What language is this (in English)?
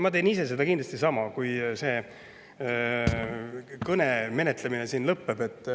Estonian